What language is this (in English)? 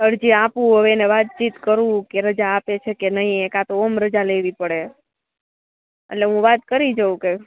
Gujarati